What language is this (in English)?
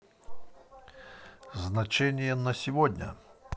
Russian